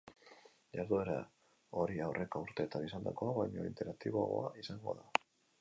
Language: Basque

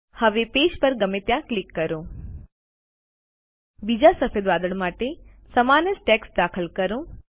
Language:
Gujarati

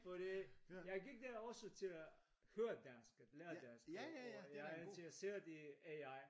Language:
Danish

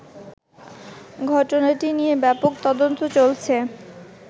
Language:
Bangla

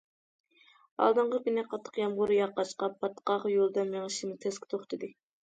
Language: Uyghur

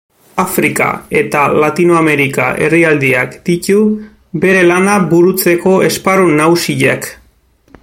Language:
Basque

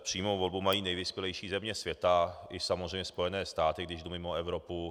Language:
Czech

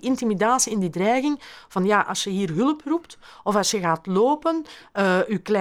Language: Dutch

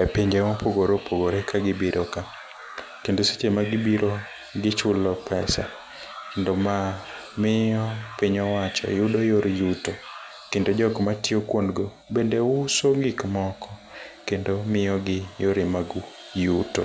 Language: Luo (Kenya and Tanzania)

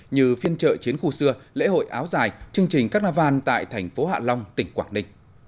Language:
Vietnamese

